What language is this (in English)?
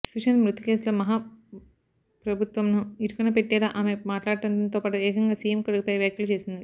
Telugu